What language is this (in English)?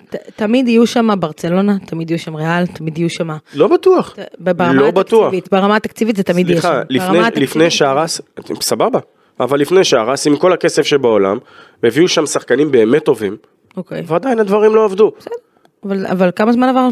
Hebrew